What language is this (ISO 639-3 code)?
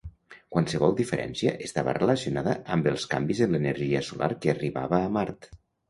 cat